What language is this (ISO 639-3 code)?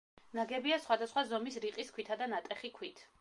kat